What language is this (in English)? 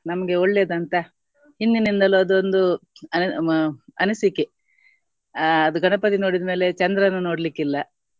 Kannada